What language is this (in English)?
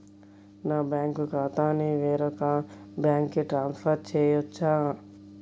Telugu